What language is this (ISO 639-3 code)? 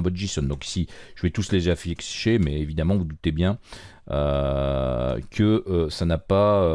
fra